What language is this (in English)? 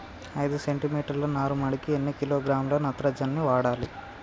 Telugu